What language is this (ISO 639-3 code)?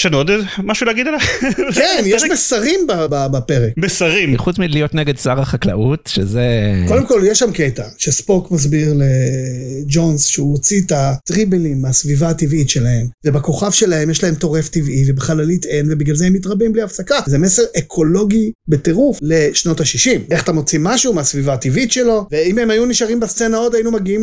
heb